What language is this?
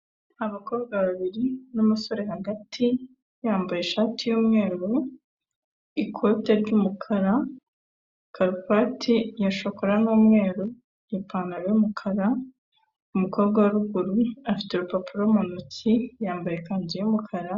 Kinyarwanda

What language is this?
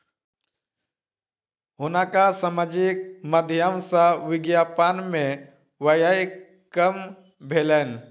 Maithili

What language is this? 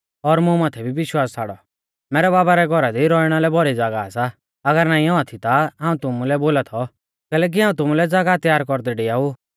Mahasu Pahari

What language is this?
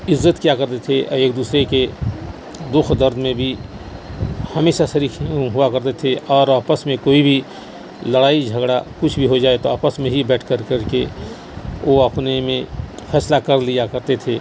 Urdu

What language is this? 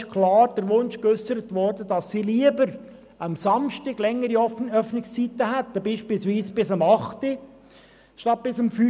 Swiss German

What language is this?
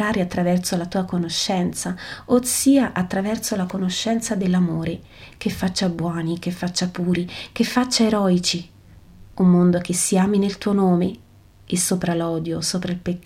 Italian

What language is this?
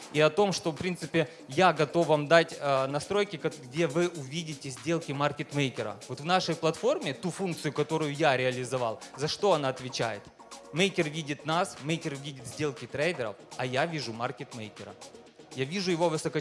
Russian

